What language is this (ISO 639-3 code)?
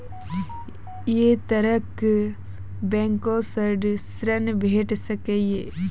mai